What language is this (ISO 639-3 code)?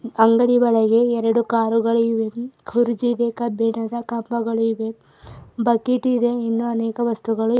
kan